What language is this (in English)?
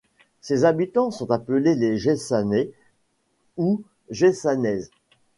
French